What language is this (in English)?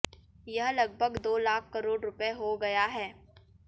Hindi